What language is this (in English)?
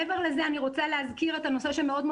Hebrew